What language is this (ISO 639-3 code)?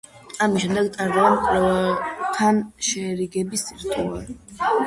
kat